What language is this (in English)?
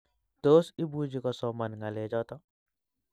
Kalenjin